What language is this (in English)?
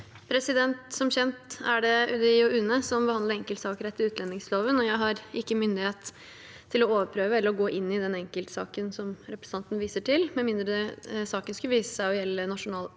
Norwegian